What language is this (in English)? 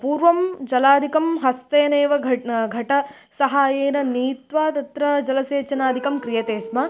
Sanskrit